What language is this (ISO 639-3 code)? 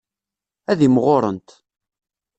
kab